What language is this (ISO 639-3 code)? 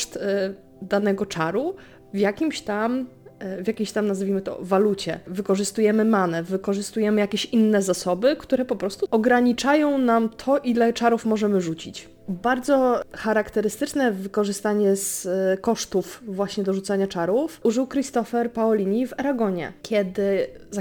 pol